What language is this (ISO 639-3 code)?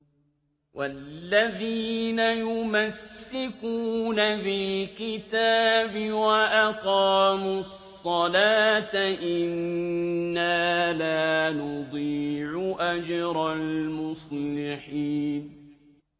ara